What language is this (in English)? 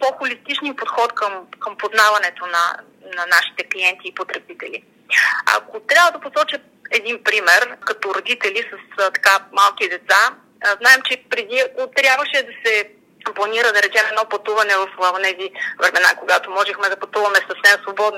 Bulgarian